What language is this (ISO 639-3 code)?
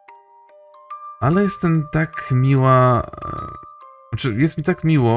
pol